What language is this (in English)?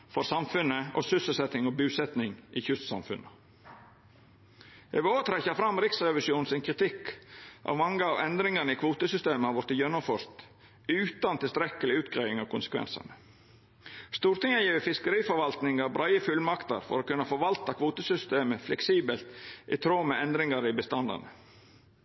Norwegian Nynorsk